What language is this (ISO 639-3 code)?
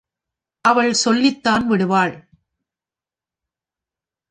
tam